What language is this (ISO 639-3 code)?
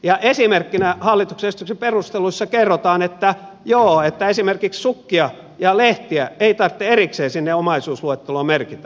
fin